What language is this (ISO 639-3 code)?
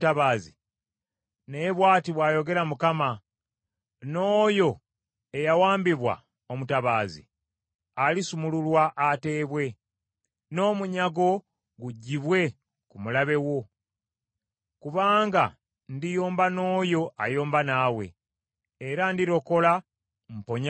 lug